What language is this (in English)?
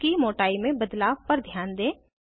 Hindi